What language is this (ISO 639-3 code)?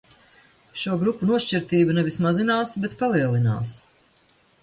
lav